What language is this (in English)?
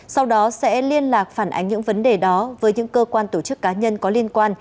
Vietnamese